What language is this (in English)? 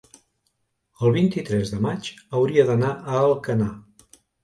Catalan